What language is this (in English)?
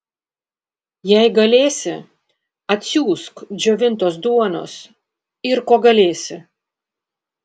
Lithuanian